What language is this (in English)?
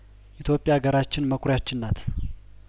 Amharic